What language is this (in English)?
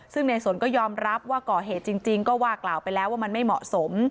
Thai